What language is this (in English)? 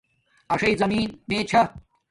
Domaaki